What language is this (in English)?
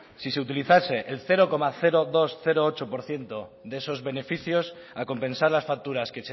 Spanish